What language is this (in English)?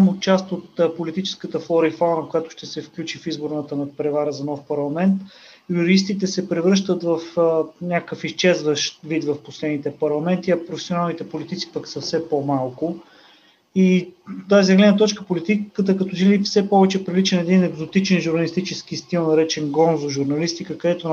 Bulgarian